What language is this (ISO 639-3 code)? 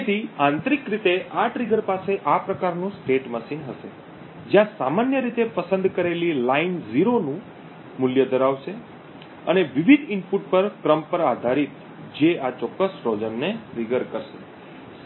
guj